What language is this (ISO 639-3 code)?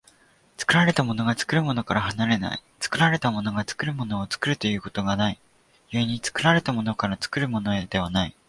jpn